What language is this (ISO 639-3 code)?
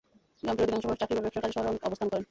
ben